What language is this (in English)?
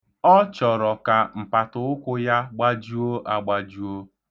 Igbo